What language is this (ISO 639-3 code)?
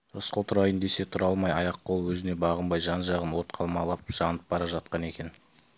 kaz